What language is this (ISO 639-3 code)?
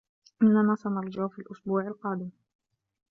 ara